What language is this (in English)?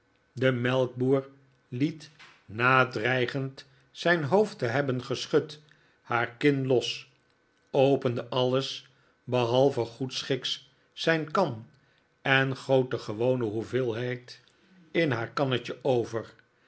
Dutch